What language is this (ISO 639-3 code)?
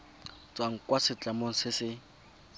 tsn